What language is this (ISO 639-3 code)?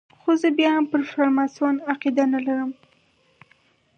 pus